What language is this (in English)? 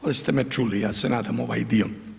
Croatian